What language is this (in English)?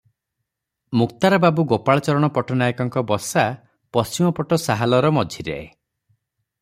Odia